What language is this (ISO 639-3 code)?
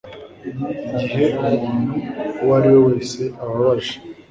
kin